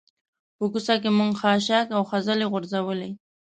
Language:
Pashto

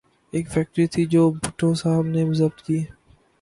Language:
Urdu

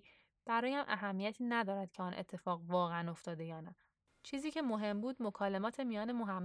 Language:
Persian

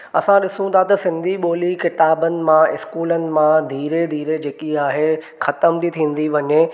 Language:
Sindhi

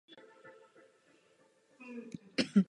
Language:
Czech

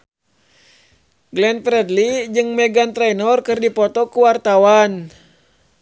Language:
Sundanese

